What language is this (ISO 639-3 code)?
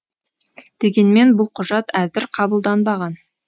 kaz